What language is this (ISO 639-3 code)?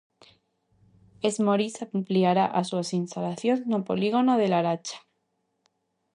glg